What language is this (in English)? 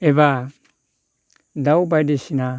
Bodo